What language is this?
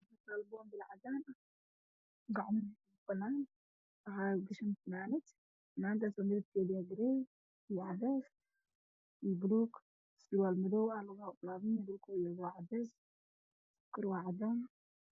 Somali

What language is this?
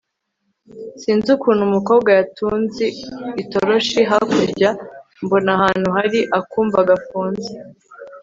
Kinyarwanda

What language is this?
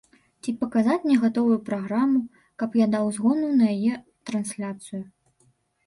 Belarusian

